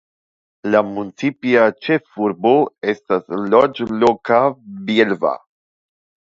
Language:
Esperanto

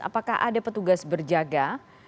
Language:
Indonesian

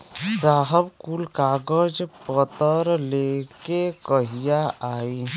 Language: Bhojpuri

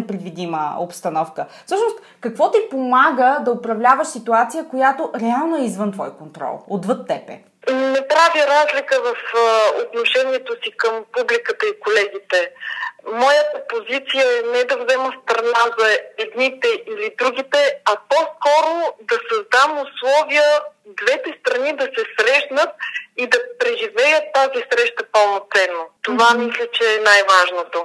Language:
Bulgarian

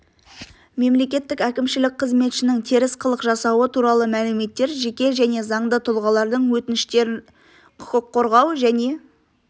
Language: Kazakh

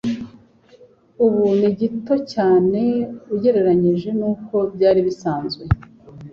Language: Kinyarwanda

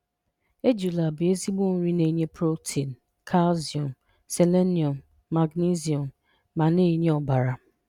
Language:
Igbo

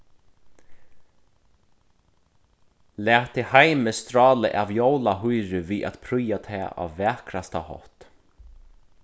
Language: Faroese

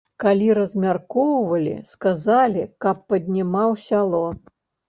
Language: Belarusian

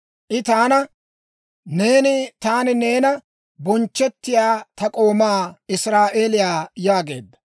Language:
Dawro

